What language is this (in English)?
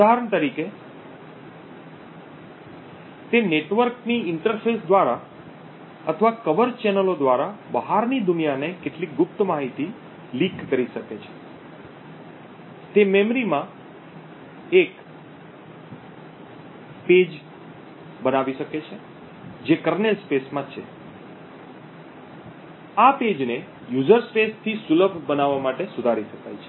Gujarati